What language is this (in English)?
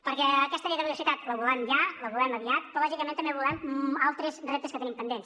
Catalan